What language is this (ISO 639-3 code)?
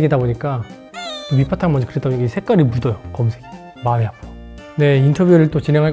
kor